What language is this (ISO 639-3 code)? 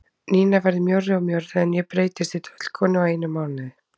isl